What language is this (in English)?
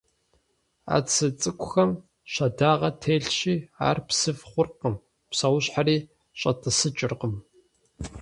Kabardian